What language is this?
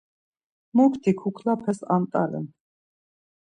Laz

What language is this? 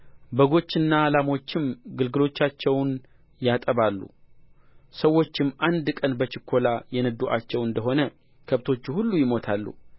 Amharic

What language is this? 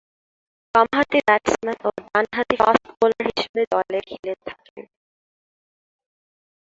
Bangla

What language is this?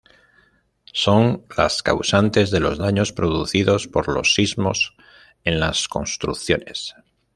Spanish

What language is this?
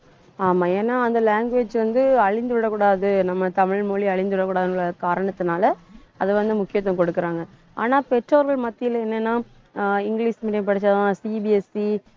Tamil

